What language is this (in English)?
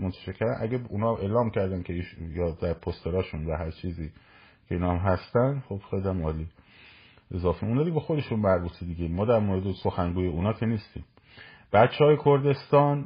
Persian